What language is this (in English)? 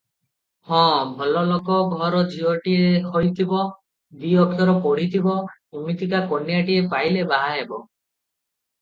Odia